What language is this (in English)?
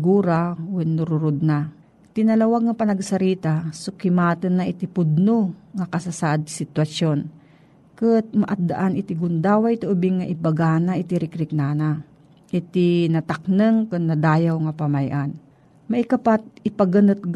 Filipino